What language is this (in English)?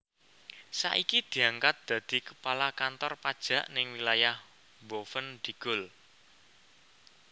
Javanese